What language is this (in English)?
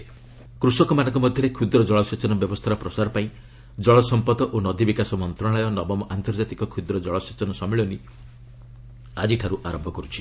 Odia